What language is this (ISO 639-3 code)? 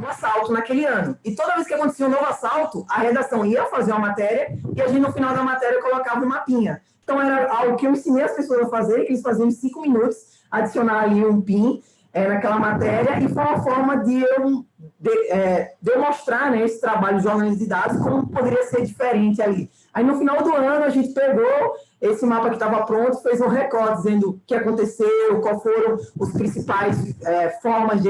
por